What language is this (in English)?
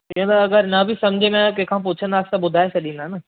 Sindhi